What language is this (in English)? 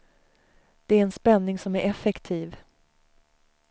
Swedish